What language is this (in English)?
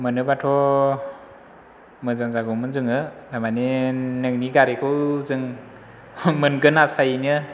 Bodo